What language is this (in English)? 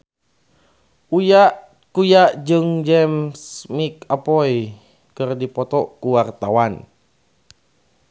Sundanese